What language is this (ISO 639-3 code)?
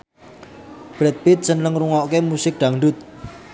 jav